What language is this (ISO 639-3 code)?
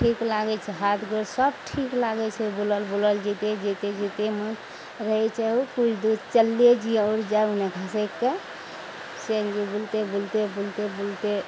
mai